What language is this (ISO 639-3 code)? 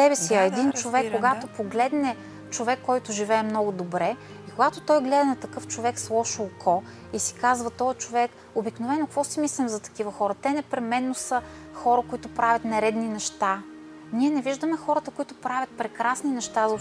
bul